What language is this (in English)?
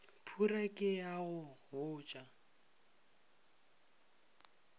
Northern Sotho